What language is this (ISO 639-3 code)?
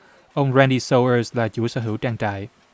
vie